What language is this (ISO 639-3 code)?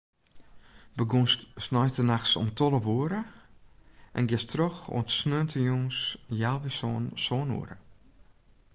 fry